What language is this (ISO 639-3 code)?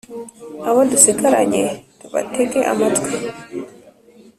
kin